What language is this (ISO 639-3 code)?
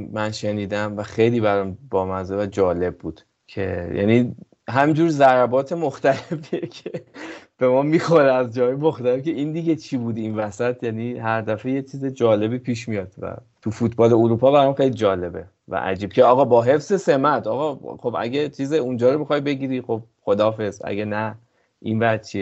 fas